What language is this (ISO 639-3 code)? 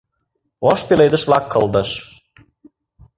chm